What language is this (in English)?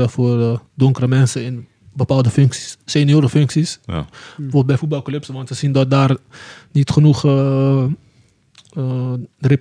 Dutch